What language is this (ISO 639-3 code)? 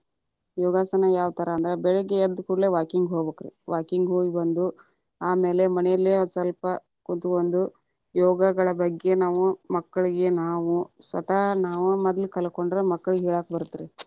kan